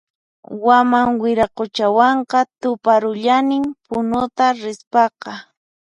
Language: Puno Quechua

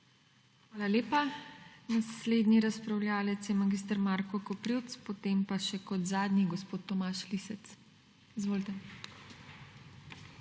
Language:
Slovenian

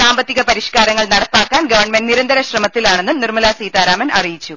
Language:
Malayalam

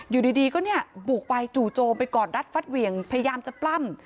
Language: Thai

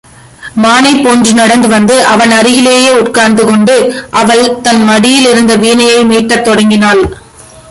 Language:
Tamil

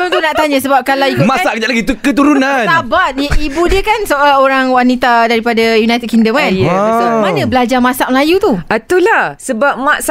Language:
Malay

